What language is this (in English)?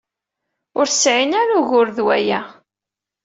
Kabyle